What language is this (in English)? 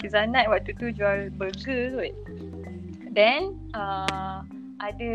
Malay